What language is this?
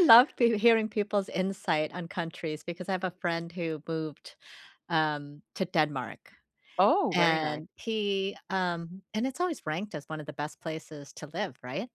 English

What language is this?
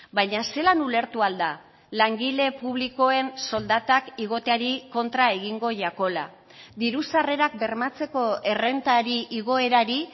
Basque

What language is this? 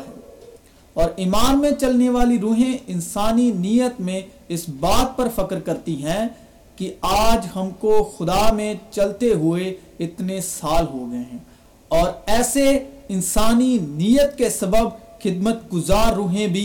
Urdu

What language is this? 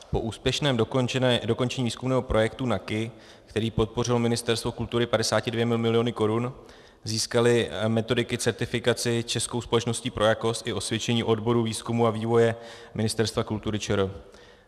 Czech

